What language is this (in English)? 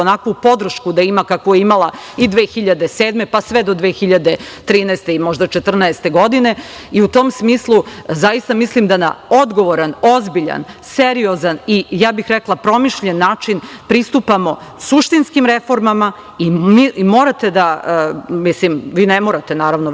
Serbian